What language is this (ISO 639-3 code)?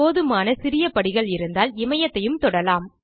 tam